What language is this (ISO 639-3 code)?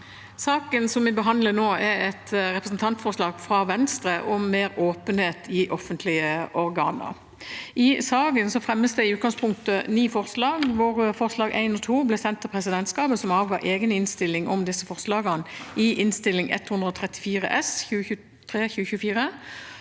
nor